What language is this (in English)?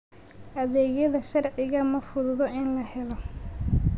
Somali